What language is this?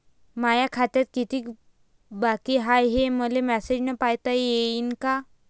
Marathi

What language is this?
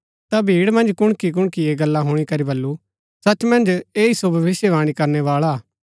Gaddi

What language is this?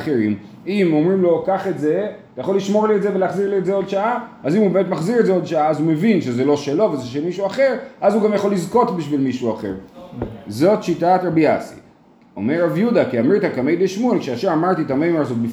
Hebrew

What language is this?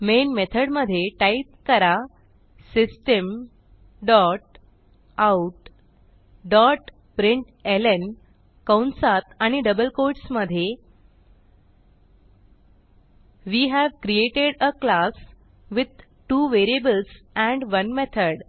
Marathi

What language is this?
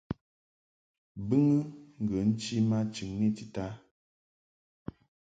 Mungaka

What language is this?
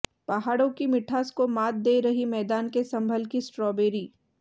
Hindi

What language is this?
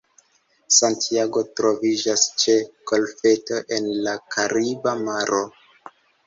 Esperanto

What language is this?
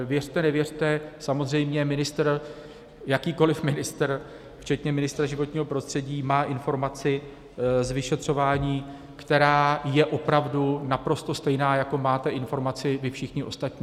Czech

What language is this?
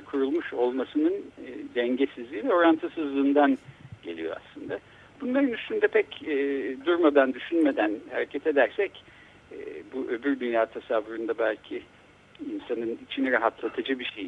Turkish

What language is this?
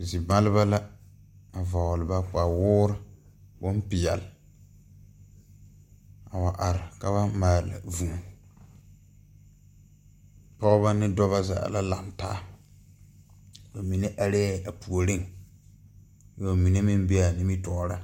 Southern Dagaare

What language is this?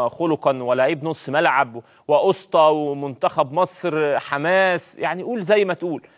Arabic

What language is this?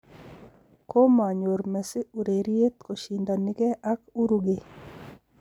Kalenjin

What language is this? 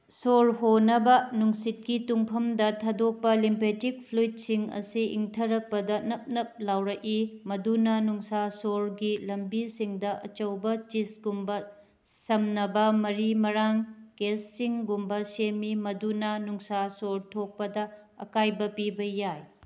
Manipuri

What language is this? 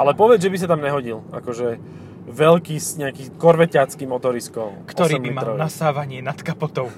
Slovak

